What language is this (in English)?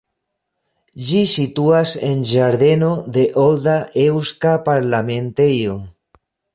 Esperanto